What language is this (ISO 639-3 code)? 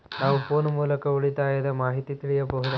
kan